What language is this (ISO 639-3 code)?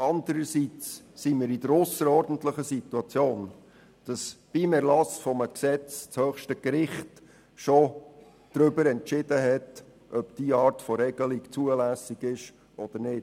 gsw